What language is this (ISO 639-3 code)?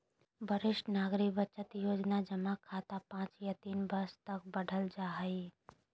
mag